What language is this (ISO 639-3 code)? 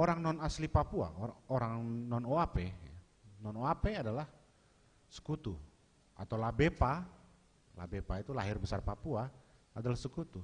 ind